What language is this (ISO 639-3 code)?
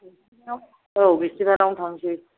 brx